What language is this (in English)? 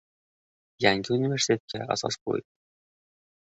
Uzbek